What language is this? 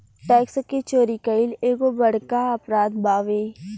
Bhojpuri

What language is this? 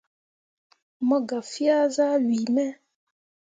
Mundang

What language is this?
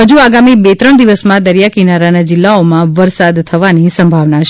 Gujarati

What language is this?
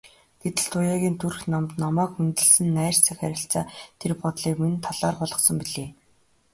Mongolian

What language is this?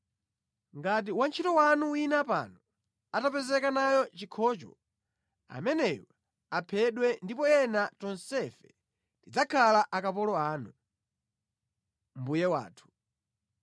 Nyanja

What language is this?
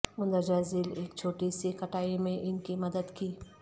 Urdu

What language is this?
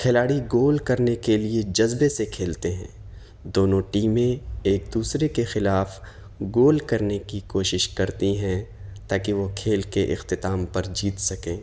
Urdu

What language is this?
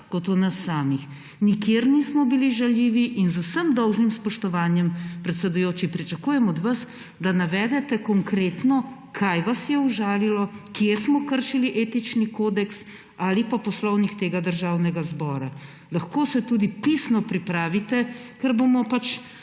Slovenian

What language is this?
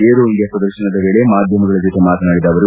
Kannada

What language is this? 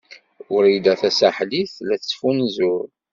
Kabyle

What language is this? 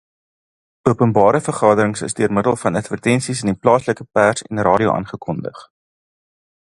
Afrikaans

